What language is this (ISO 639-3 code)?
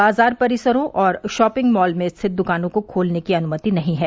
hin